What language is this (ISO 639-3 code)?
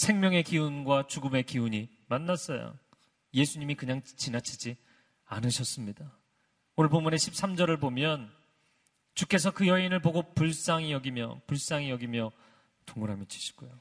kor